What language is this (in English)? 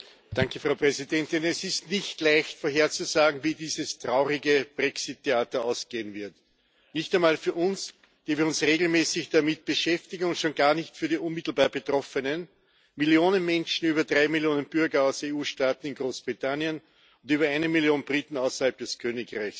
German